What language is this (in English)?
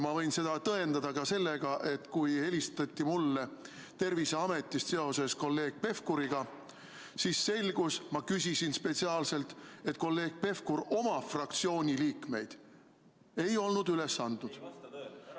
Estonian